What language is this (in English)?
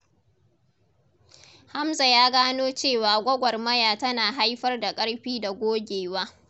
Hausa